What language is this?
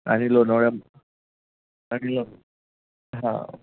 Marathi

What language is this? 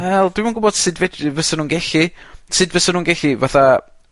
Welsh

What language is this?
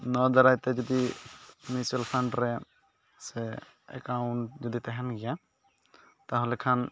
Santali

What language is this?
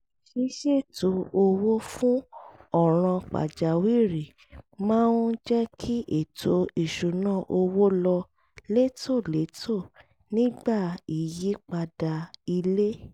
Yoruba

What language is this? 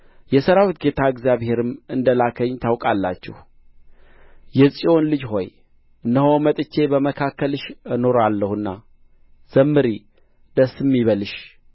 Amharic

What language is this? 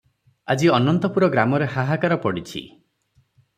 Odia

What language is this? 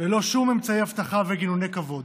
Hebrew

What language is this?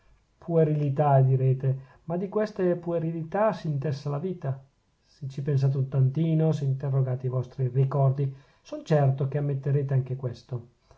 Italian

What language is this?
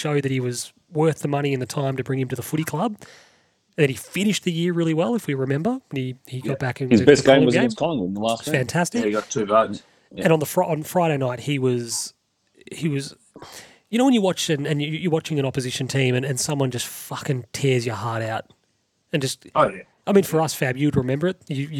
English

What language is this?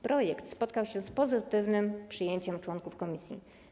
Polish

